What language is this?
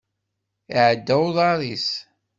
Kabyle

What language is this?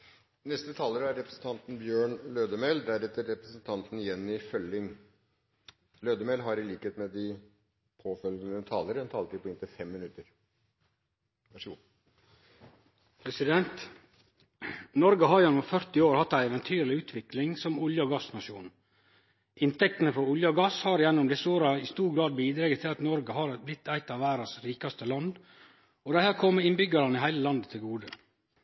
Norwegian Nynorsk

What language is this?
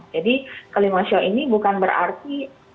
Indonesian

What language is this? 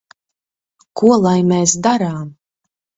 Latvian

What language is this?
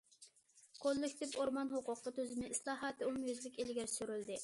Uyghur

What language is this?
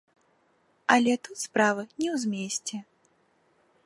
Belarusian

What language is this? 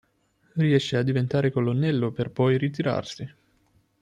Italian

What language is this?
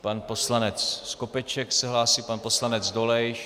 Czech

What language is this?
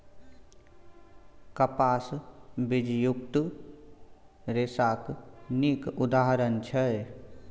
Maithili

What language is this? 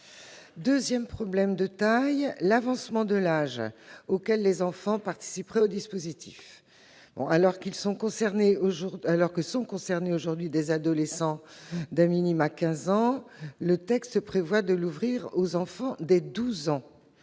French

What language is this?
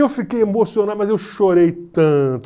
Portuguese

